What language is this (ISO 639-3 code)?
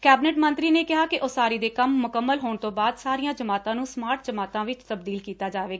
pan